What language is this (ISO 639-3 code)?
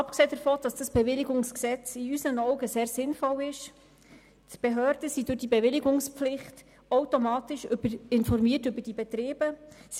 gsw